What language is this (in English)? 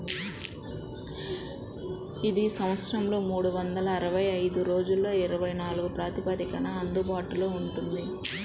Telugu